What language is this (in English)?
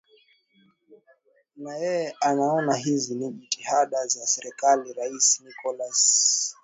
Swahili